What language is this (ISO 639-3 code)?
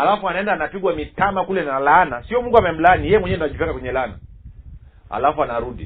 swa